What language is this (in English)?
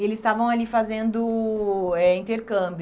Portuguese